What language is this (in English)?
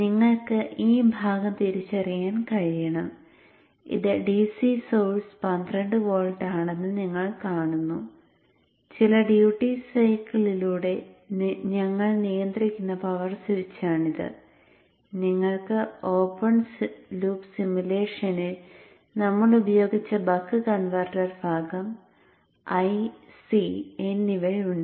Malayalam